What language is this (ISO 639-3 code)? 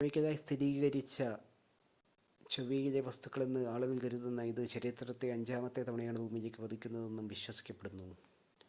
mal